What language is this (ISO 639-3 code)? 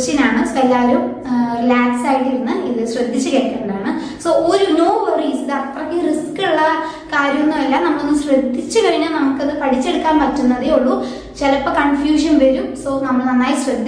mal